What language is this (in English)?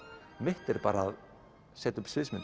Icelandic